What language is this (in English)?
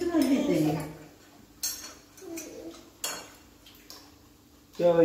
Vietnamese